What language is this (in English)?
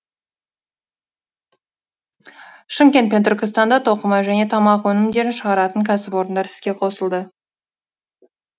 Kazakh